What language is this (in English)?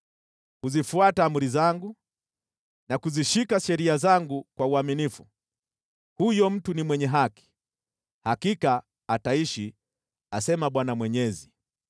Swahili